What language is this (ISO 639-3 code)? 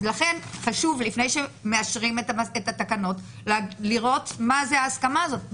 heb